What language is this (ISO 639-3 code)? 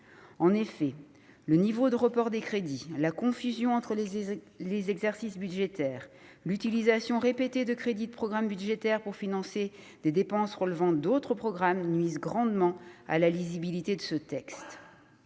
fra